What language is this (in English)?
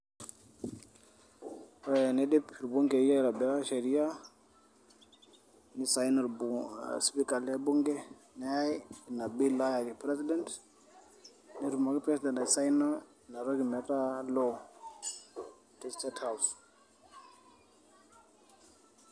Masai